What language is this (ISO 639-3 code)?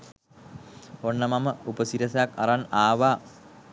sin